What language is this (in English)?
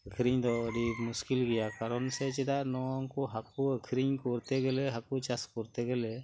Santali